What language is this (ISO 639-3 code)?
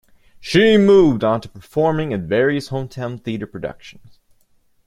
eng